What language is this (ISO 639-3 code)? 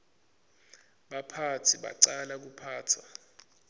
ssw